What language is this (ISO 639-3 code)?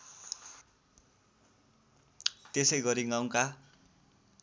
nep